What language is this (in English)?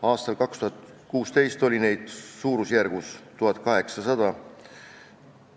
Estonian